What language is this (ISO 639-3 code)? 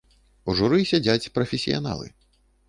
bel